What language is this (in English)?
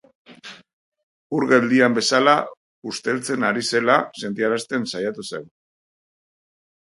Basque